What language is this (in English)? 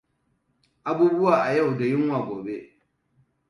Hausa